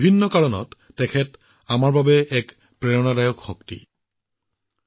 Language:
Assamese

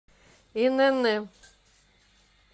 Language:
Russian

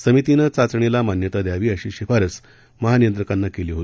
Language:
Marathi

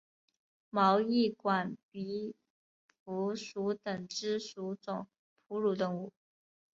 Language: Chinese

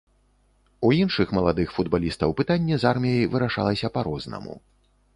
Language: Belarusian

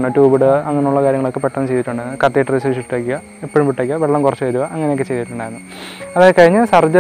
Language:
Malayalam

